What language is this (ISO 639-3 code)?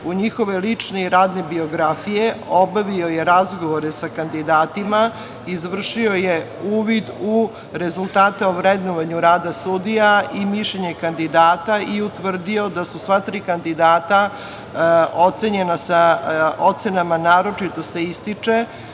srp